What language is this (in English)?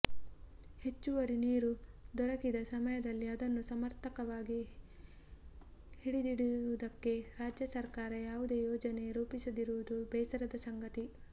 Kannada